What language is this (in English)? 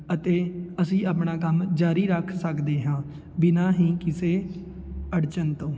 Punjabi